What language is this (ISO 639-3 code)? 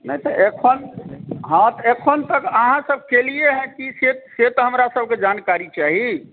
mai